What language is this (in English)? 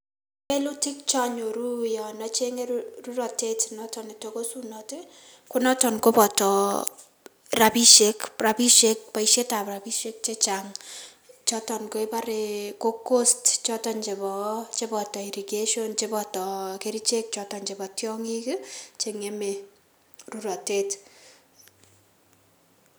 Kalenjin